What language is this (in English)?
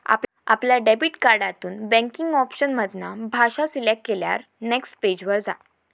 Marathi